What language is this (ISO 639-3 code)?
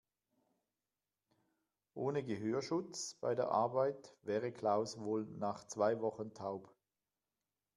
deu